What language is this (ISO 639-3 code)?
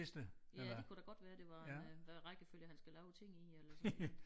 dan